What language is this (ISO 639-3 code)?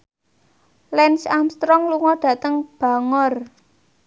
jav